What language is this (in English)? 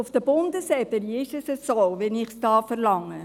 Swiss German